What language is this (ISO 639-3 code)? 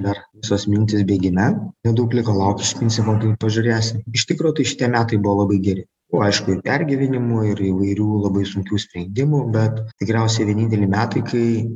lit